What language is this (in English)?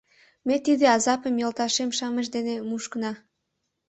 Mari